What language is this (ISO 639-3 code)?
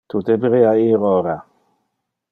ina